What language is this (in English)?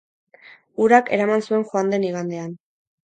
Basque